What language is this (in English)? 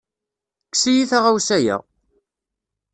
Kabyle